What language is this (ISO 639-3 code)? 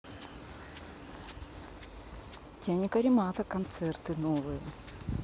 rus